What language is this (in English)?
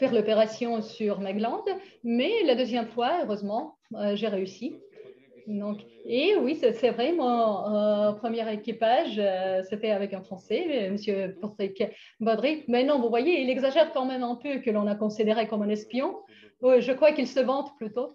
French